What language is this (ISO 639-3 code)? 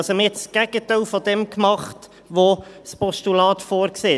gsw